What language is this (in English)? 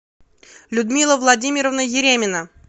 Russian